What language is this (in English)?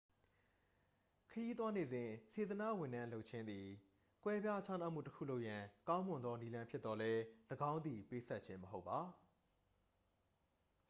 Burmese